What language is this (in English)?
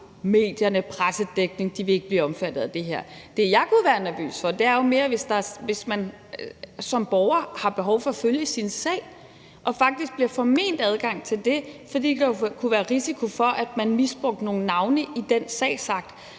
Danish